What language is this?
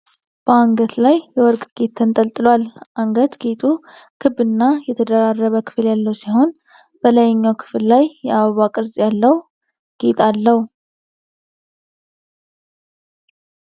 Amharic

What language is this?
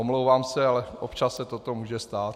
Czech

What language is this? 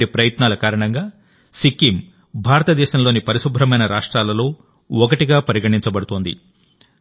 Telugu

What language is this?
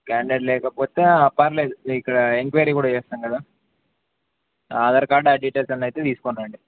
Telugu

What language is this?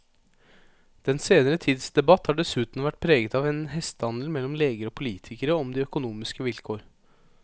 Norwegian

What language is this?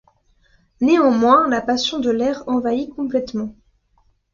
French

